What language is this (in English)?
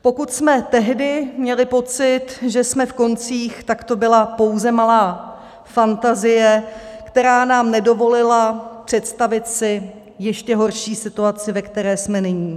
Czech